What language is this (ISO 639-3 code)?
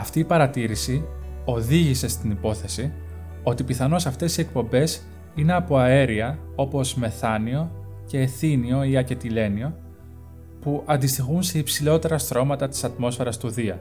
ell